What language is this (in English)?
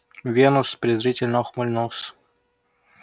Russian